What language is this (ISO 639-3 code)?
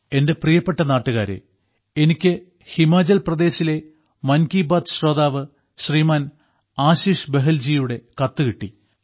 mal